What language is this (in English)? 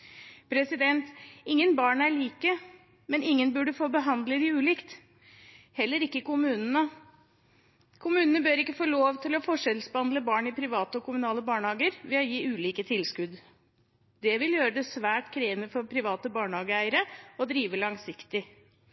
Norwegian Bokmål